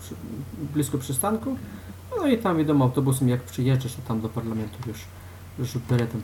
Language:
Polish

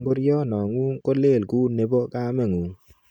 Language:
Kalenjin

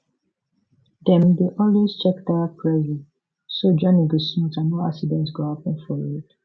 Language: Nigerian Pidgin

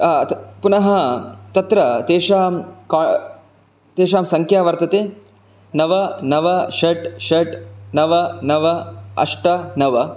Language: Sanskrit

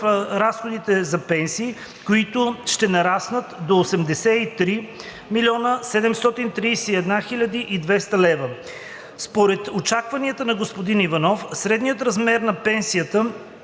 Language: Bulgarian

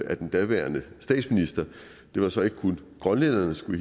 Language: Danish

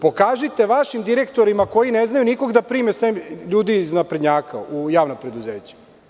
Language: Serbian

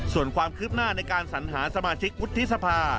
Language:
Thai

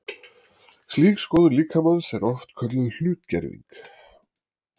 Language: Icelandic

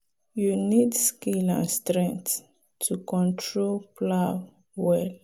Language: Nigerian Pidgin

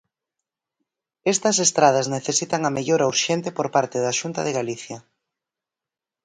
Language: Galician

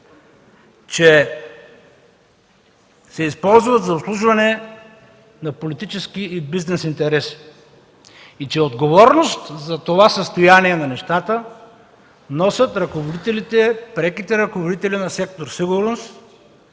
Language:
Bulgarian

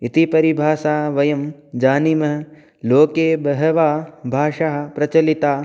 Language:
Sanskrit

